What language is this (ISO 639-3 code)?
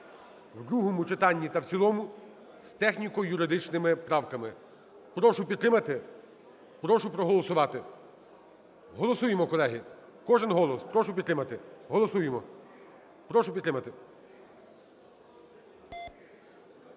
ukr